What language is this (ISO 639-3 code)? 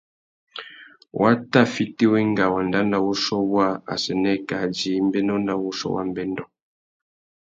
bag